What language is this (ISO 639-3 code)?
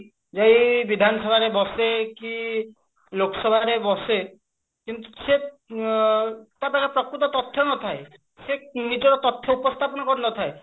ori